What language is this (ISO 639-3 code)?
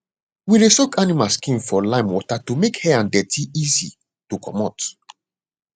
pcm